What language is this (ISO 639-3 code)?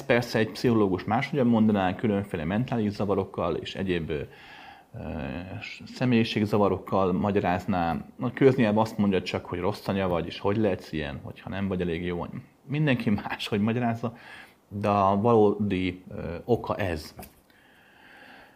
hun